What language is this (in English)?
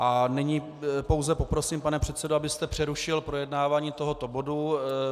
Czech